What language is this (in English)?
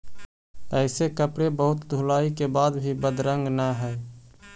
Magahi